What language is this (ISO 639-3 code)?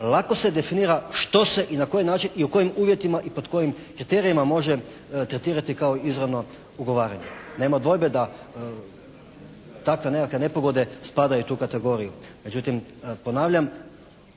hrv